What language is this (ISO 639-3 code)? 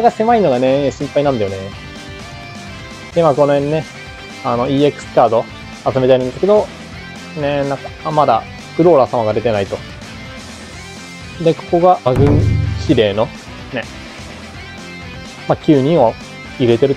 jpn